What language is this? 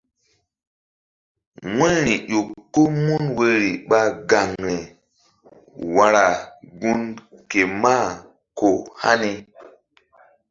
Mbum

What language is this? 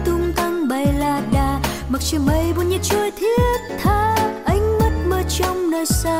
Vietnamese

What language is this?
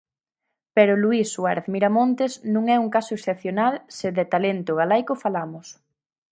Galician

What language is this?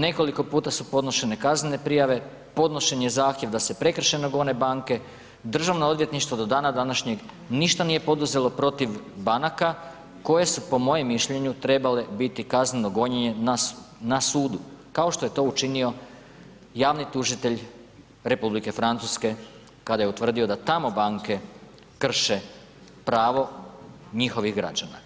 Croatian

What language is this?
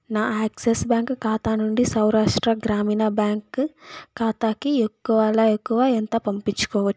Telugu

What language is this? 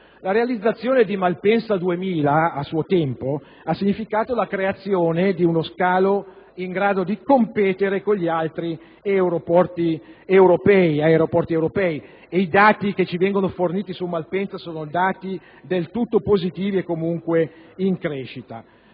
Italian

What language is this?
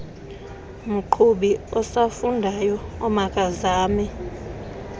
Xhosa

